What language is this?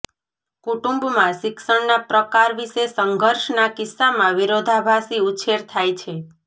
Gujarati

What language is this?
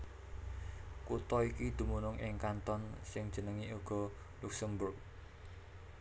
Javanese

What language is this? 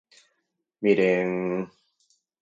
Galician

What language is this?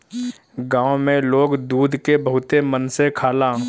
Bhojpuri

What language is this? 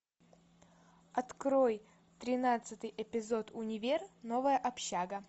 Russian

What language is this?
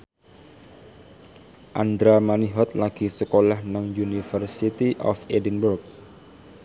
Javanese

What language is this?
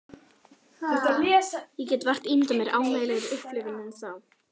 Icelandic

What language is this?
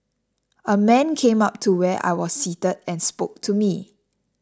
English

